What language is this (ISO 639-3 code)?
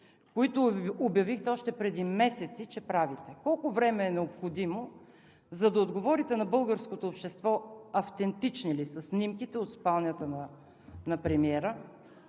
bul